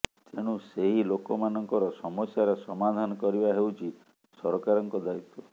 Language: Odia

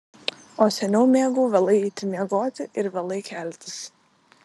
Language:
Lithuanian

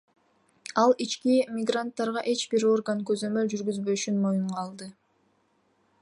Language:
Kyrgyz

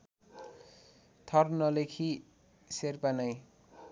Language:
Nepali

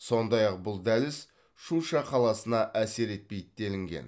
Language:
Kazakh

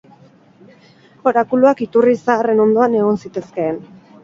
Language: Basque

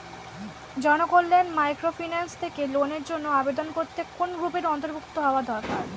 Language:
Bangla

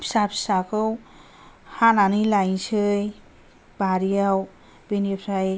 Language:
Bodo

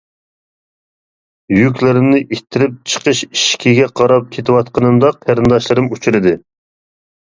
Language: Uyghur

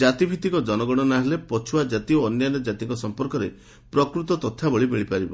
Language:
Odia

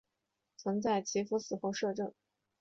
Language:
Chinese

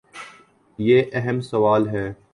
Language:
Urdu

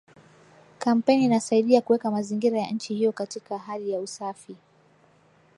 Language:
Swahili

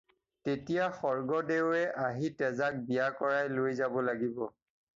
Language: Assamese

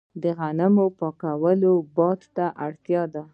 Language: Pashto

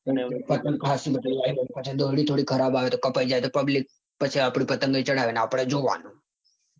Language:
Gujarati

